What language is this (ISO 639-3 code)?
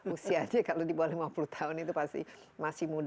ind